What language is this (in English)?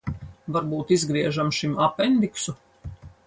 Latvian